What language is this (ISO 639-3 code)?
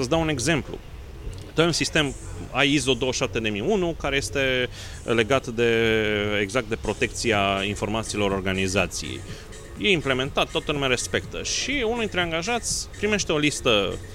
ron